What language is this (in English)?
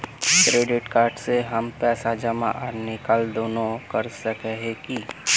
Magahi